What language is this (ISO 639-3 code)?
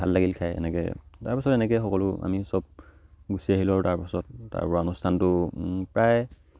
asm